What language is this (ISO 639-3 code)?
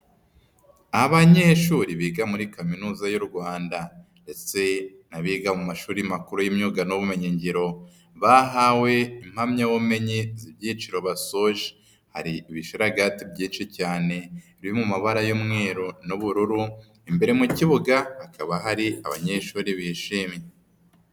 kin